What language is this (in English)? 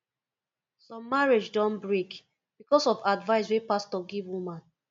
Nigerian Pidgin